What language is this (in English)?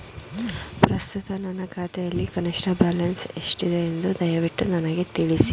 Kannada